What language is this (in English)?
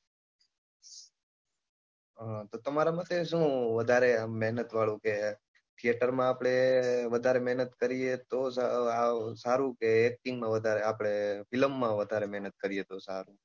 Gujarati